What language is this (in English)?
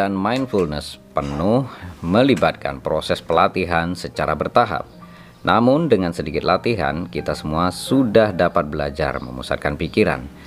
Indonesian